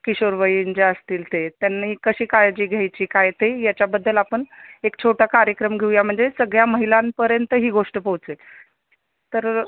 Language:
Marathi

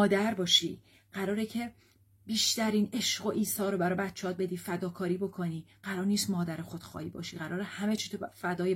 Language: Persian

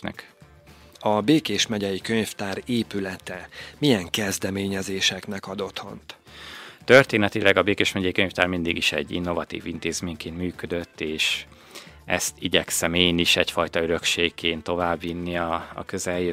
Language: Hungarian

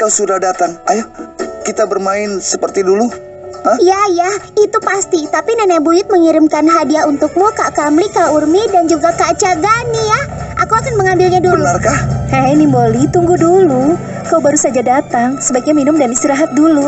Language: Indonesian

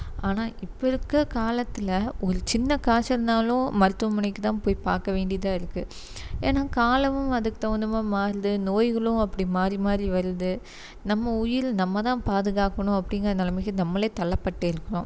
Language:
Tamil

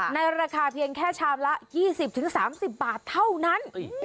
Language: Thai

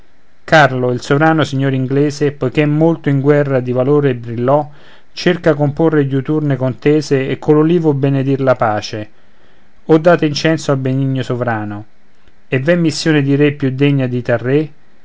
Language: Italian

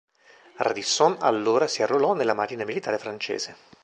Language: Italian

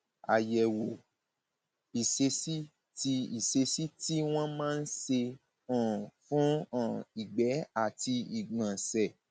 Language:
Yoruba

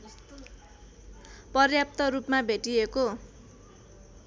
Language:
Nepali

